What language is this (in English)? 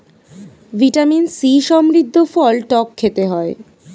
Bangla